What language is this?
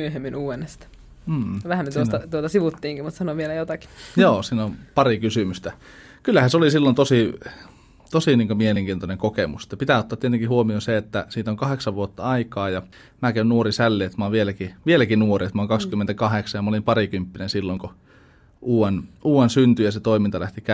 Finnish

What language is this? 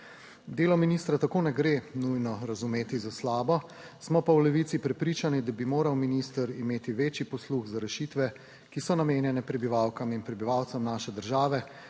Slovenian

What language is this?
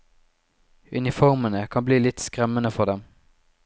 Norwegian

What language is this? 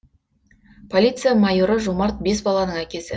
Kazakh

